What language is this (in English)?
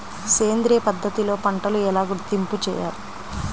Telugu